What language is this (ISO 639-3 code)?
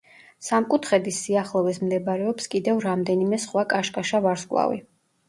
kat